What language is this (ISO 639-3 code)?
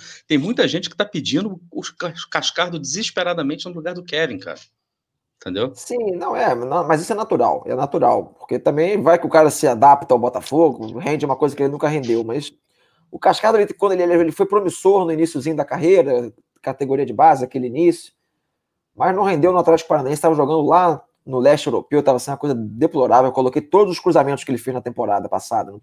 por